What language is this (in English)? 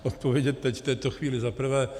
Czech